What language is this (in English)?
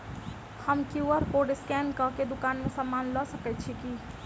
Maithili